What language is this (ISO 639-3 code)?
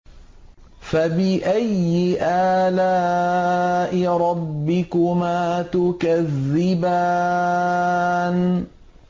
ara